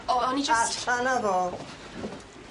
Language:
Welsh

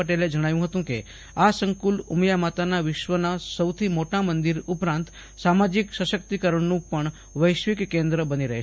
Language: Gujarati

